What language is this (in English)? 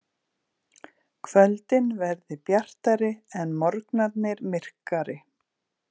Icelandic